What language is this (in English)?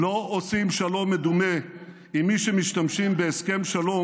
Hebrew